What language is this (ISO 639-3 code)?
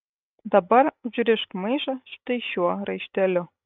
lit